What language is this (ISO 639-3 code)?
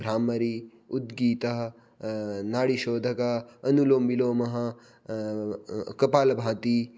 san